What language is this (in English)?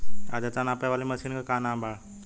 Bhojpuri